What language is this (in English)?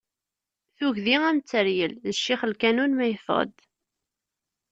Kabyle